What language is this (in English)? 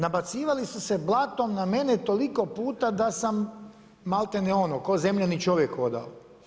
Croatian